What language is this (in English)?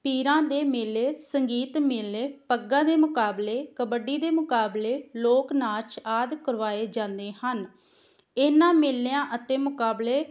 Punjabi